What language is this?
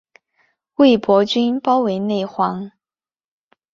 Chinese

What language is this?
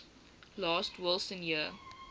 English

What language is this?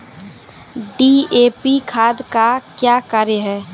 Maithili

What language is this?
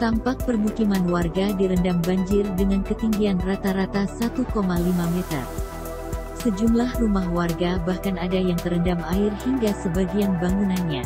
Indonesian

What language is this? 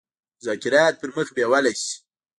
Pashto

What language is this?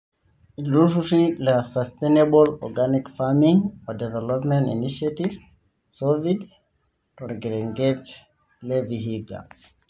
Masai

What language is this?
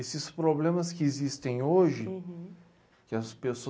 Portuguese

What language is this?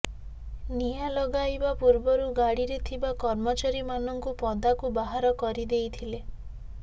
Odia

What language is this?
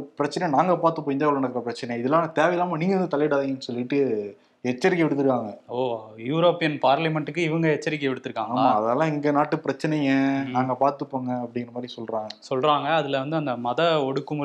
Tamil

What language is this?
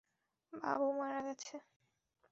Bangla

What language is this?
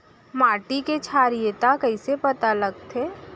Chhattisgarhi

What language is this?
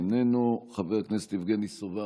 Hebrew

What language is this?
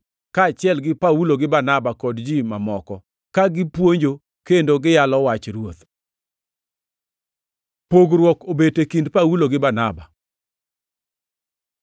Luo (Kenya and Tanzania)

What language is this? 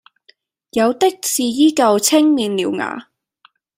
Cantonese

